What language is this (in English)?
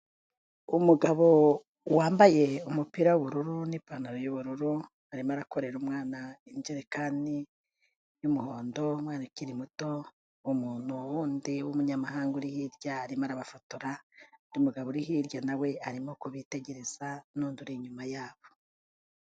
Kinyarwanda